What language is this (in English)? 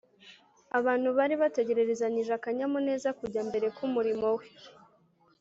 Kinyarwanda